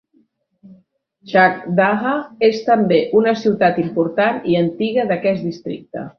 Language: Catalan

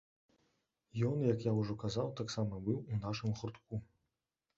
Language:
Belarusian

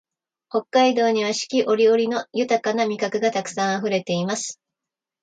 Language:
Japanese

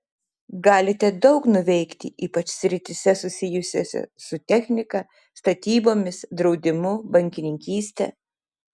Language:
Lithuanian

